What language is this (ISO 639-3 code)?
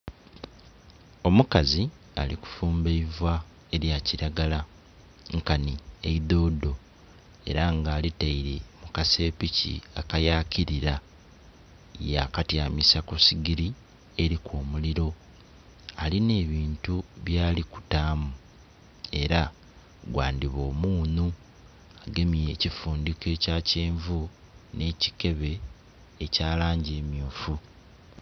xog